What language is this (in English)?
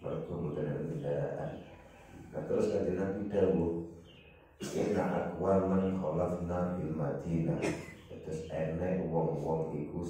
Indonesian